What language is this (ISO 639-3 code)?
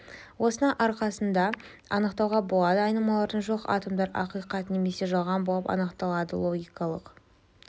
kaz